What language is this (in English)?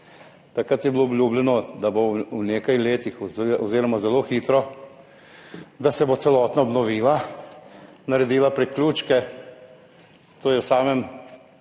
Slovenian